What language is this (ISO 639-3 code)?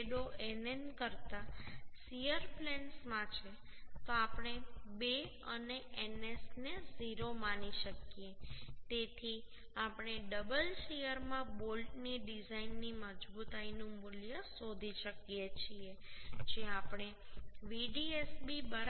guj